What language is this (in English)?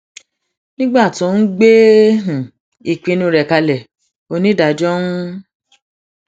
Yoruba